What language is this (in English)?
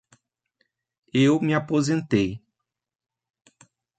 Portuguese